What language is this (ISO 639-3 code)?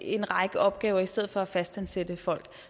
dan